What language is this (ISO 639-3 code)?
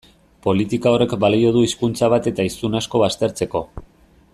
eus